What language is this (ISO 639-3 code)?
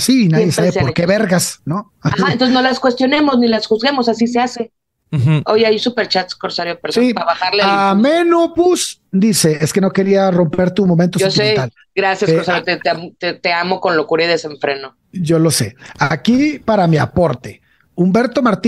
spa